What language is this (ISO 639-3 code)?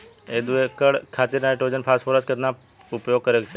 bho